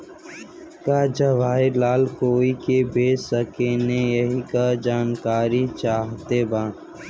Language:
Bhojpuri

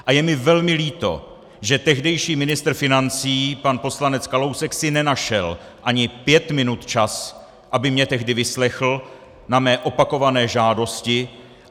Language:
Czech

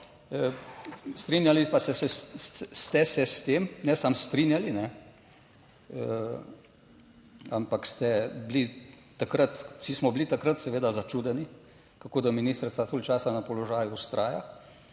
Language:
Slovenian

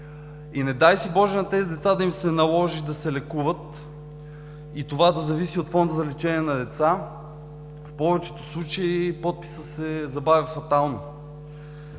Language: Bulgarian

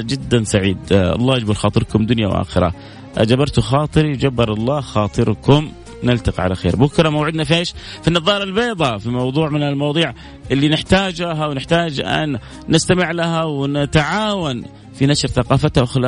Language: Arabic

